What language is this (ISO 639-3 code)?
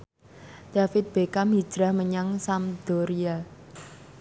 jav